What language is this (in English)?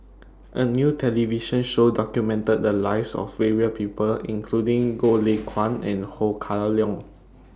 English